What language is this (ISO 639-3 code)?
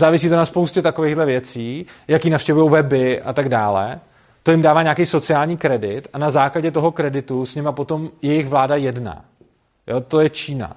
ces